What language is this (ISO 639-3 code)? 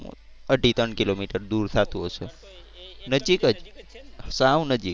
guj